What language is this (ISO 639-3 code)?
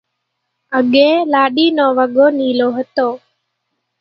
gjk